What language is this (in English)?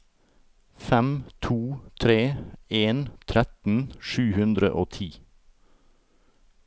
Norwegian